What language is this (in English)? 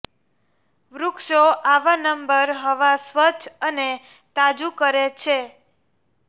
Gujarati